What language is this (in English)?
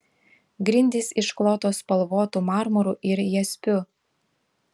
Lithuanian